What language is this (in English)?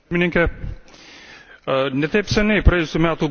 Lithuanian